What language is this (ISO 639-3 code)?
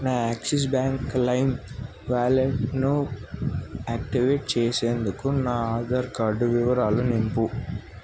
tel